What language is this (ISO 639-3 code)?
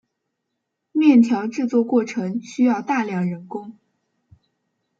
zho